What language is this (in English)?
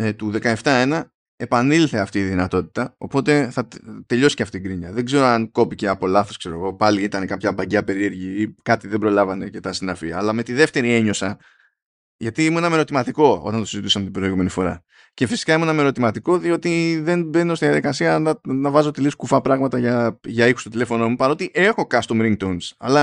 Greek